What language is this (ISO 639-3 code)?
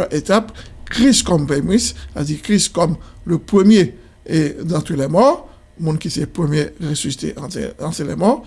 fra